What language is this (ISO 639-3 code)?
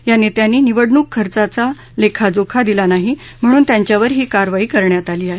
mar